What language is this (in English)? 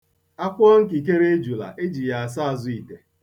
Igbo